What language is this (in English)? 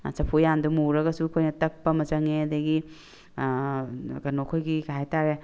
Manipuri